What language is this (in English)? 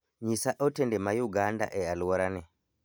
Luo (Kenya and Tanzania)